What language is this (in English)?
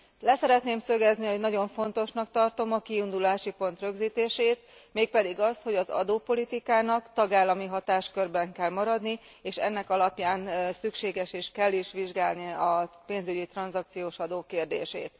Hungarian